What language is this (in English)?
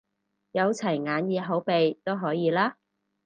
Cantonese